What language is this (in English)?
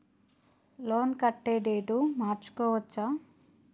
Telugu